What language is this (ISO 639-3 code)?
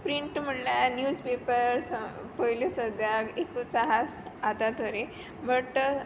kok